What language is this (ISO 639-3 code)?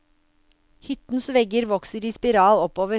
nor